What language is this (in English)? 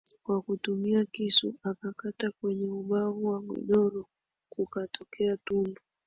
Swahili